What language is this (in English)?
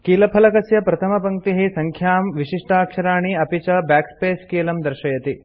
Sanskrit